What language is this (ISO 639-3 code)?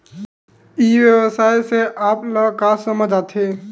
hne